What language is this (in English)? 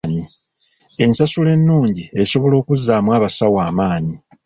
Ganda